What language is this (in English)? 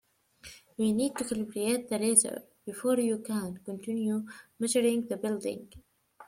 English